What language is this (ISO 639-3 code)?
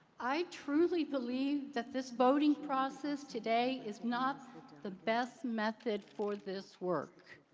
eng